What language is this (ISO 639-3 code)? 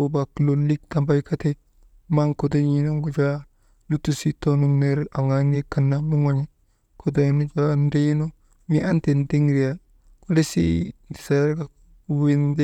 mde